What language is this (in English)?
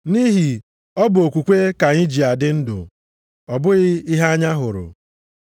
Igbo